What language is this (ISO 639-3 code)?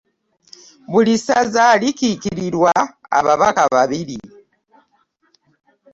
lug